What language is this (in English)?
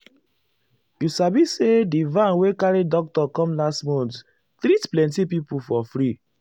Nigerian Pidgin